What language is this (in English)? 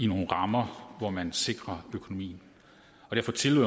Danish